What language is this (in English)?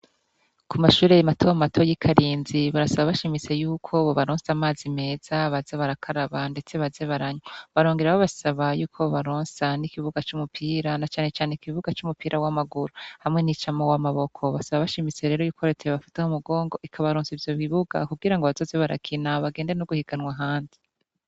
Rundi